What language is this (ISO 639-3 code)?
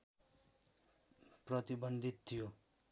nep